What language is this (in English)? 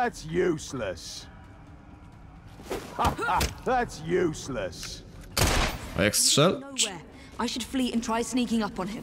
Polish